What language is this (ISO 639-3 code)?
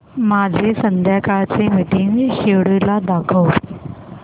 mar